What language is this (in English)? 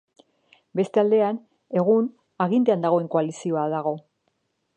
Basque